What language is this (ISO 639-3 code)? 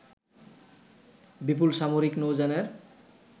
ben